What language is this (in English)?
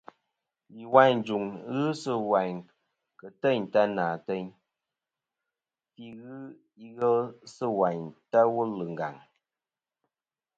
Kom